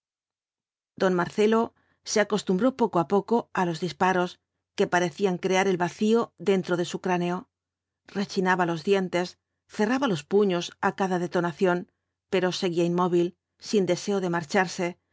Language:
Spanish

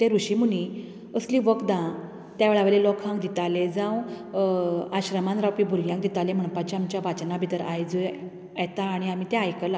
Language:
Konkani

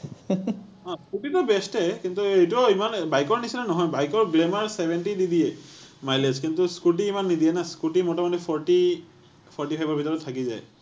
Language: Assamese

